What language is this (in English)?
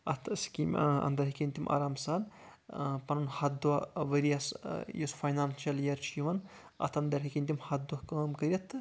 Kashmiri